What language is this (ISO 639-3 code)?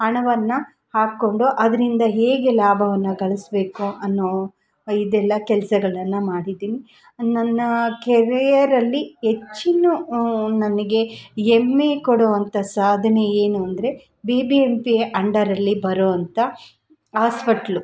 kan